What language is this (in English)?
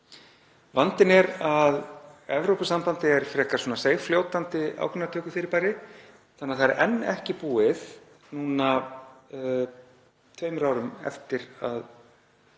Icelandic